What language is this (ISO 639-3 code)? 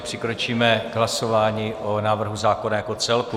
ces